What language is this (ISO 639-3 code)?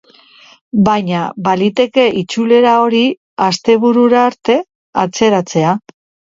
eus